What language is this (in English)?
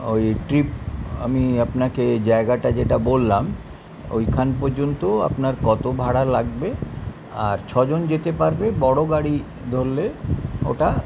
Bangla